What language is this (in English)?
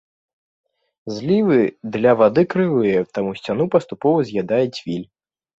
Belarusian